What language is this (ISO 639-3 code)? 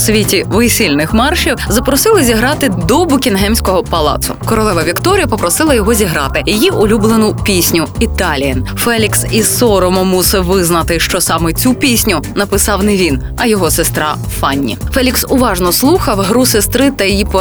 ukr